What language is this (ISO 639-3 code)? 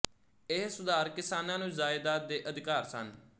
pan